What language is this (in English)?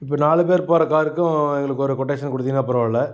Tamil